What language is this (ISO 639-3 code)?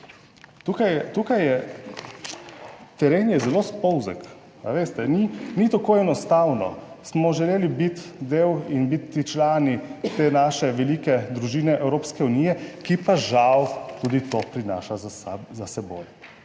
slv